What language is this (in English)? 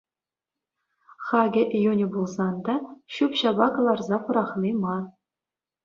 Chuvash